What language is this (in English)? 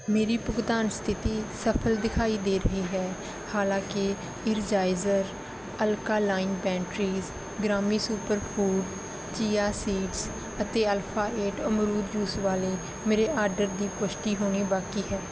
Punjabi